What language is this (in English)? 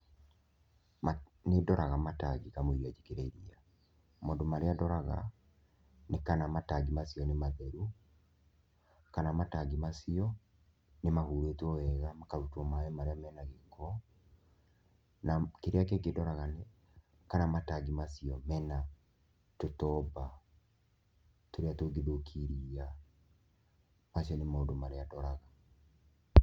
Kikuyu